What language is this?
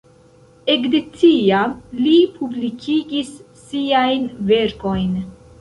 Esperanto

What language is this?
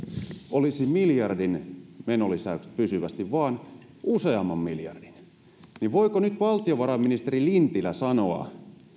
Finnish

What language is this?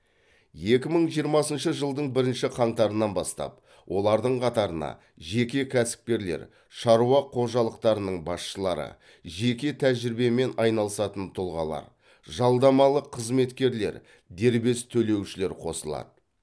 Kazakh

